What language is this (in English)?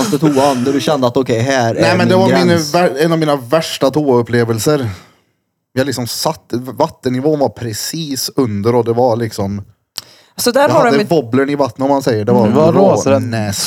Swedish